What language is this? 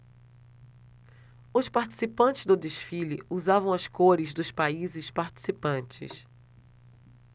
Portuguese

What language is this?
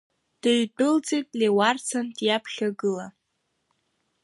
Abkhazian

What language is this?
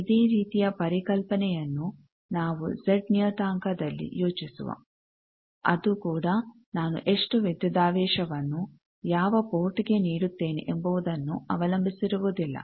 Kannada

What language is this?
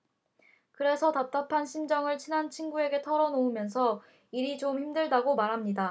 Korean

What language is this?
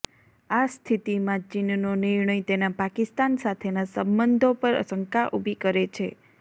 Gujarati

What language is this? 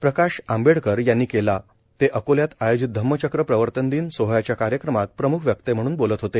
Marathi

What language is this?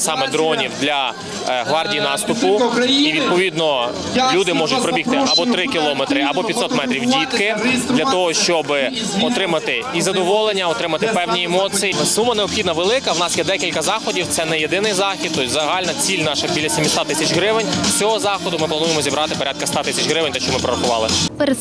Ukrainian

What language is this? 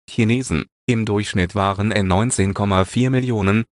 German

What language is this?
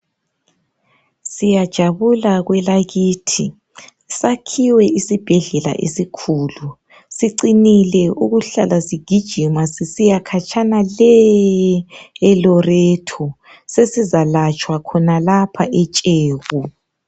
North Ndebele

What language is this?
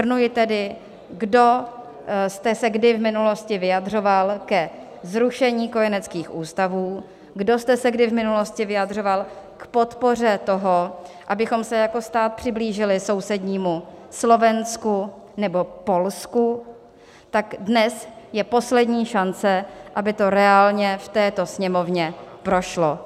Czech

